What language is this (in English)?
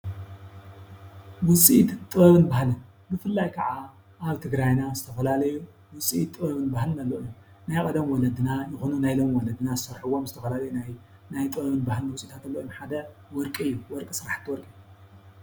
Tigrinya